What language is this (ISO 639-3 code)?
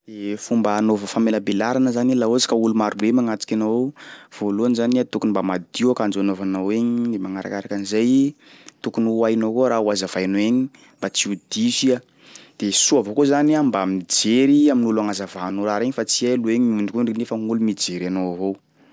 skg